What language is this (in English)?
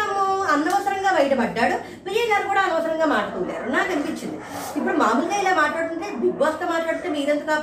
Telugu